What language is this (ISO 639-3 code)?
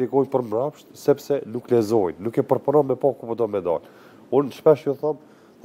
ron